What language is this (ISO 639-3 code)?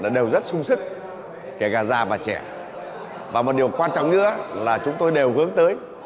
vie